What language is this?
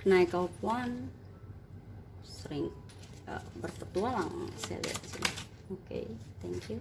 Indonesian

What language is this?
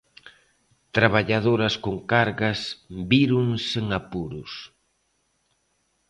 Galician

